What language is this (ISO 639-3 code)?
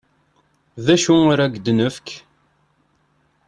kab